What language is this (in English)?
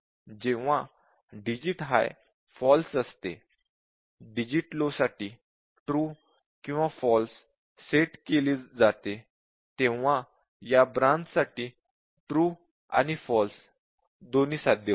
Marathi